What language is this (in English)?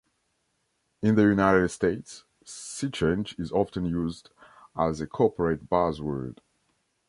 English